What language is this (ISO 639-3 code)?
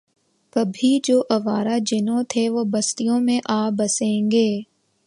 urd